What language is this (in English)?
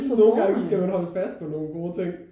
Danish